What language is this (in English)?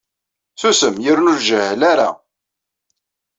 Kabyle